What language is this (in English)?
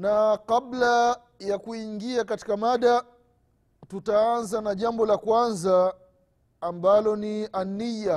Swahili